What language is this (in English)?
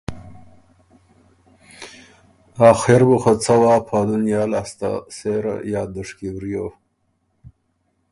Ormuri